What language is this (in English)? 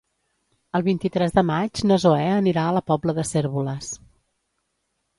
Catalan